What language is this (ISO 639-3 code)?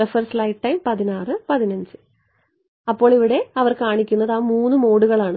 mal